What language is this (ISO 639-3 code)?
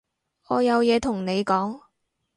yue